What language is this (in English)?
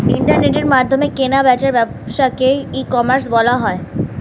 Bangla